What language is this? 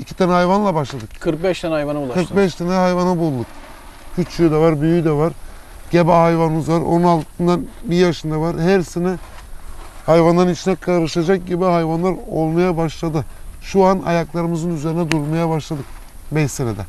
Turkish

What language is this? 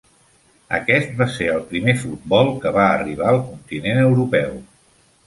Catalan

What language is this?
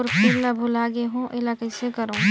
Chhattisgarhi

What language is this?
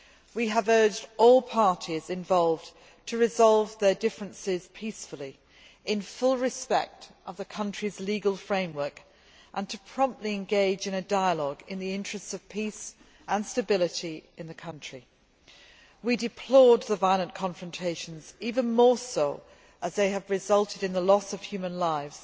English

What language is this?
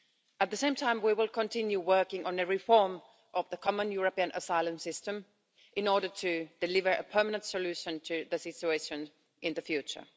English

